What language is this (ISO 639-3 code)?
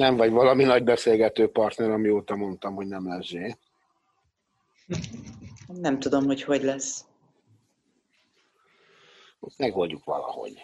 hun